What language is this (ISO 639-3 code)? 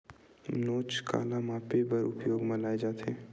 hne